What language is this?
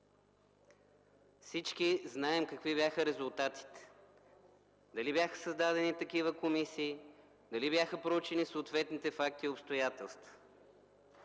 Bulgarian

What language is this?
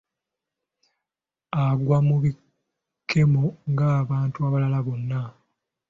Ganda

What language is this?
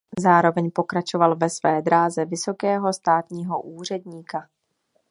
Czech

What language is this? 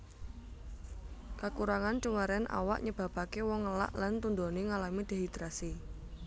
Javanese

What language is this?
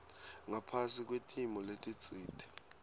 Swati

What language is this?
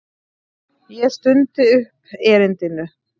Icelandic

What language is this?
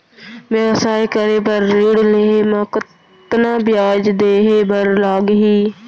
Chhattisgarhi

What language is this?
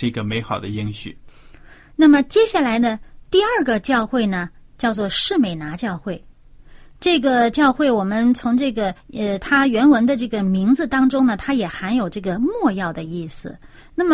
Chinese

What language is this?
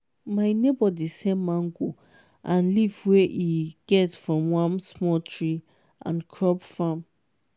Nigerian Pidgin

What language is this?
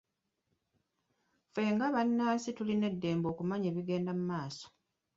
Ganda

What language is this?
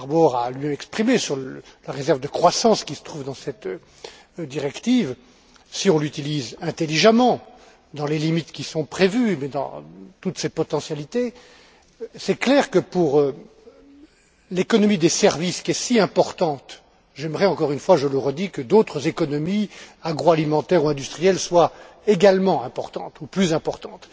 French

